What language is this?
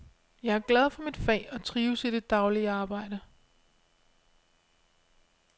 Danish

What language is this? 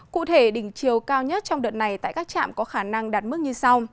Vietnamese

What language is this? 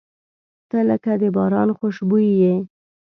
Pashto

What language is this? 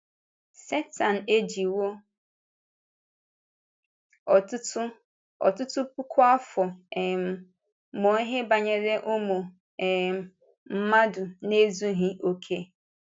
Igbo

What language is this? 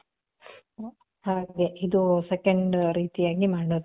Kannada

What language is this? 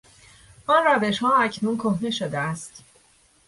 Persian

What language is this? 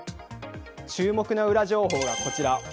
Japanese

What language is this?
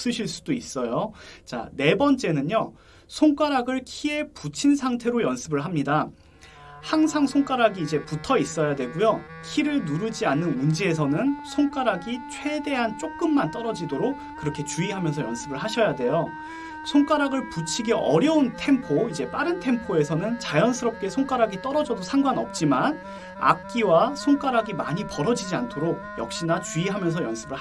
Korean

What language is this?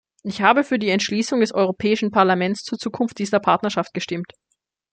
German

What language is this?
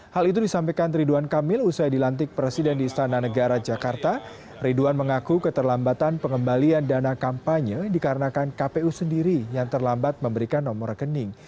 Indonesian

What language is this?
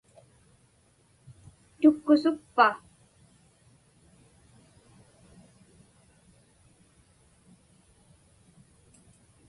Inupiaq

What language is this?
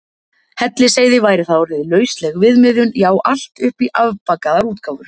Icelandic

